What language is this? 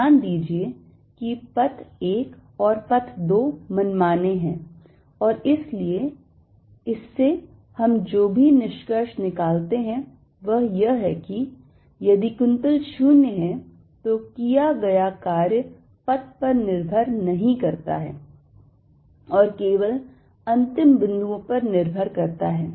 Hindi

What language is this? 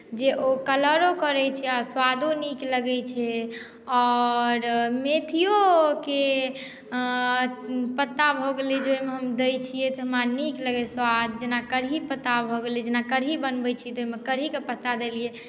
Maithili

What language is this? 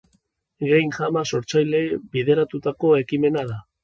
Basque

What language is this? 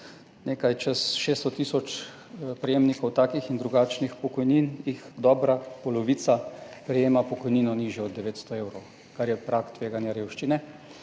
Slovenian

